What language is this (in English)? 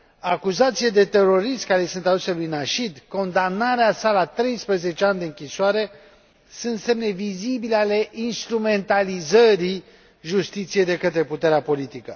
Romanian